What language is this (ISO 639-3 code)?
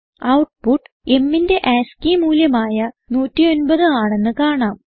mal